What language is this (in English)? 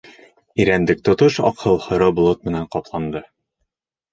Bashkir